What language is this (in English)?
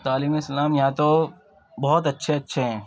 Urdu